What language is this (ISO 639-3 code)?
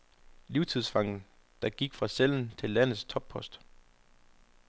dan